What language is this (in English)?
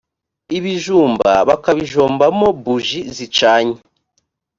Kinyarwanda